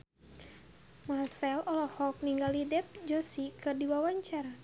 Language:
Sundanese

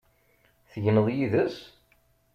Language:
Kabyle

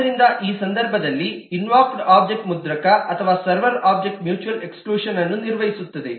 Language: Kannada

